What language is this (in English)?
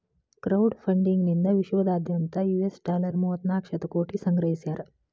Kannada